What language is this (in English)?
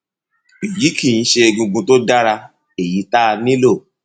Yoruba